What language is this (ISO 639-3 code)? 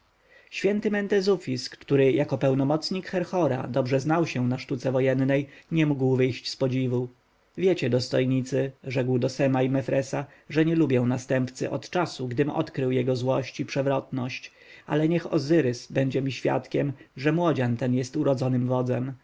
pol